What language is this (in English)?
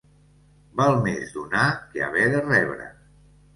Catalan